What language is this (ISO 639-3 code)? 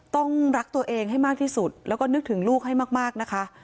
tha